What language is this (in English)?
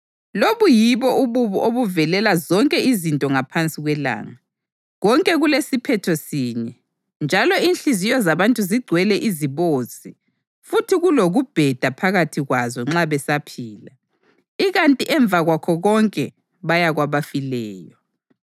North Ndebele